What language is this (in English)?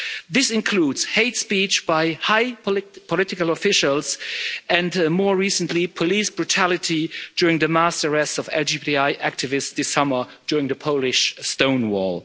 English